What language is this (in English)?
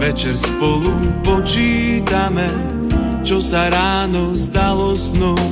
Slovak